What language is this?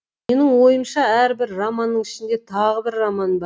Kazakh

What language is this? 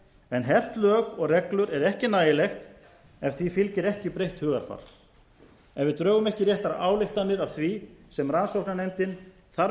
Icelandic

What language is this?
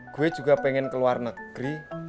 Indonesian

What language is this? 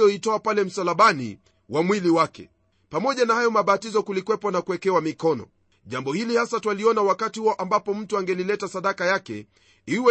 Swahili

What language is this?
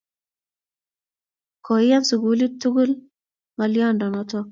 Kalenjin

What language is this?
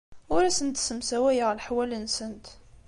Kabyle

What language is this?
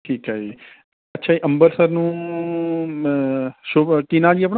Punjabi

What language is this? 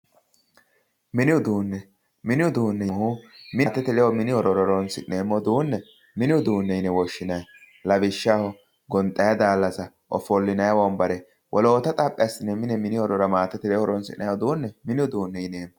Sidamo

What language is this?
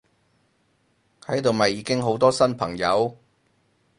Cantonese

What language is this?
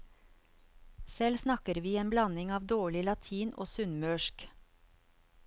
Norwegian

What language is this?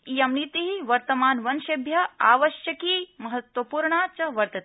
Sanskrit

